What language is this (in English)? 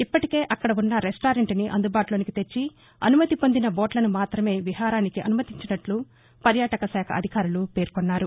Telugu